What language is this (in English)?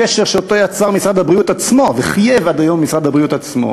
Hebrew